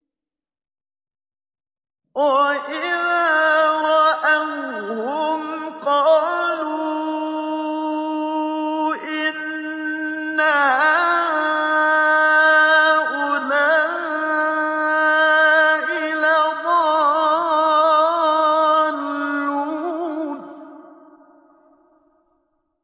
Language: Arabic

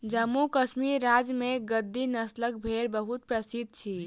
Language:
Maithili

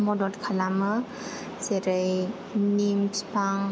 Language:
Bodo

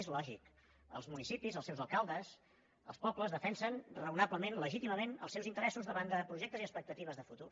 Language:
Catalan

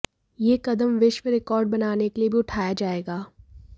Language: Hindi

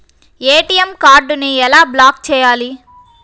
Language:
Telugu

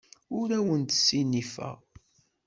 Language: Kabyle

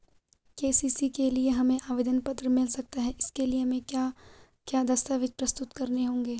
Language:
Hindi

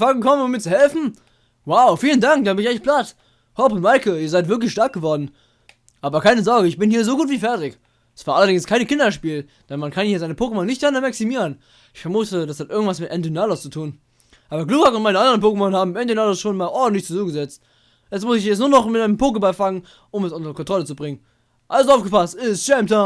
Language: German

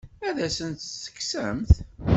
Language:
Kabyle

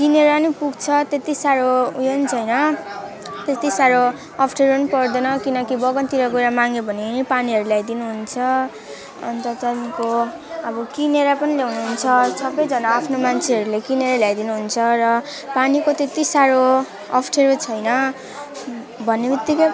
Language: Nepali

